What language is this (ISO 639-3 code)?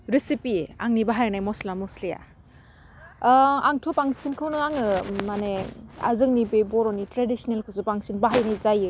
brx